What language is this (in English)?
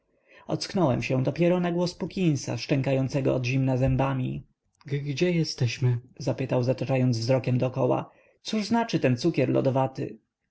Polish